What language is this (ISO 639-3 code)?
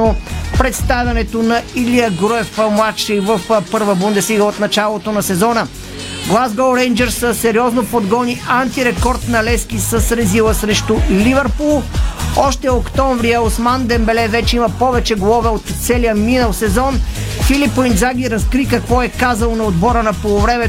bul